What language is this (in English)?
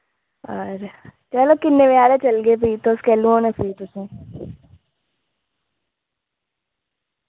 Dogri